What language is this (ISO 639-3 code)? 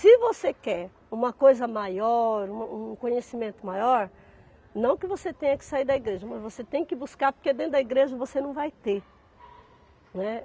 por